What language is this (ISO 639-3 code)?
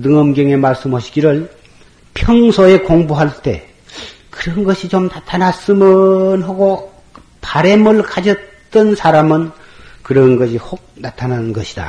kor